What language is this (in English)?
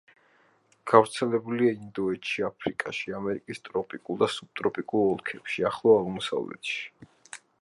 Georgian